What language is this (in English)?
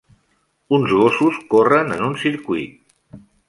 Catalan